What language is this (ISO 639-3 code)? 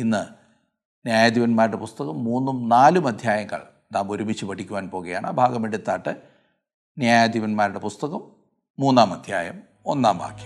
mal